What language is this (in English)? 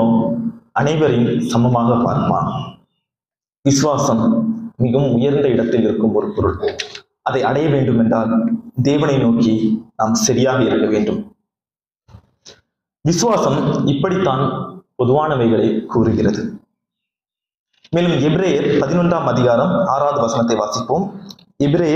Arabic